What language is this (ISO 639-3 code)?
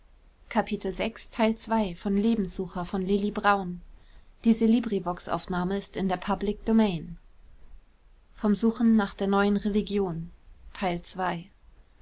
deu